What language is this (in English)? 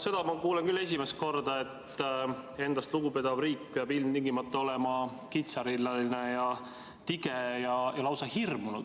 Estonian